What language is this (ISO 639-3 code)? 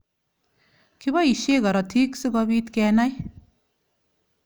kln